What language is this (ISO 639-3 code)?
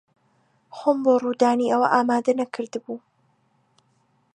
ckb